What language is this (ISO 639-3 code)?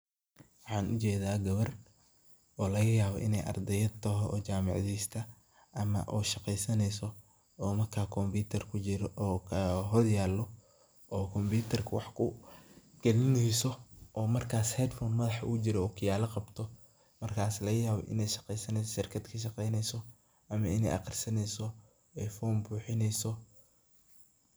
som